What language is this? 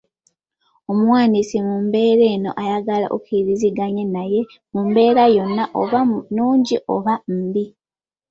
Ganda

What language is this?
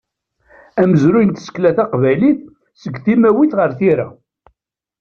Kabyle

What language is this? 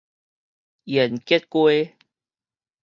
Min Nan Chinese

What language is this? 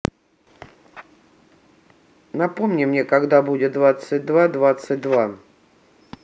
Russian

